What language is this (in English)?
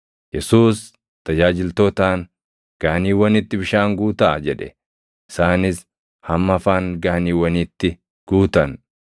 Oromo